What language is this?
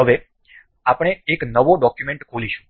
Gujarati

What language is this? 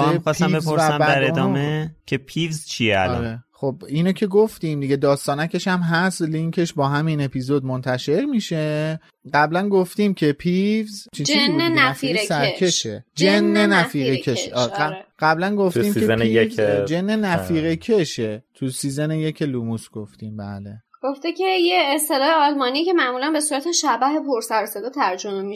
Persian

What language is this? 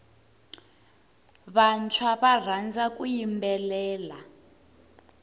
Tsonga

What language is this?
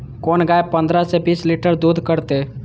Maithili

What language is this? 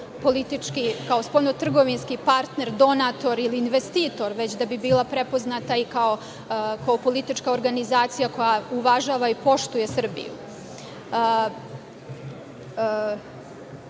Serbian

